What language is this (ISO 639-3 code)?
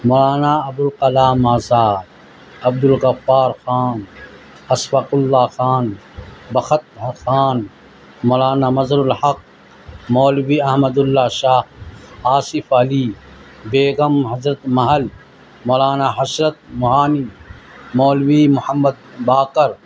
urd